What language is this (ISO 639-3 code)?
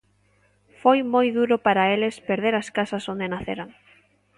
glg